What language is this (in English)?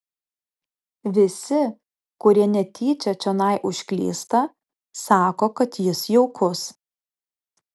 Lithuanian